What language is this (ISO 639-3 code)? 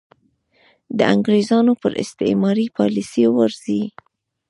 pus